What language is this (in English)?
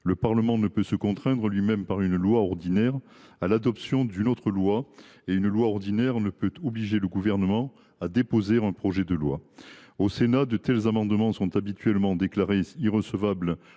French